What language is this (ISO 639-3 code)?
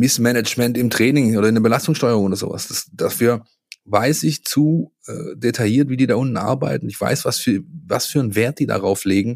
deu